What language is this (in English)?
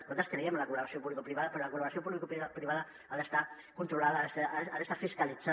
Catalan